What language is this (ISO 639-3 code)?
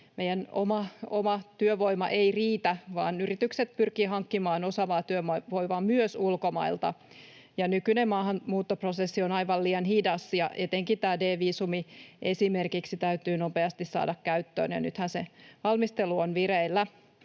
fin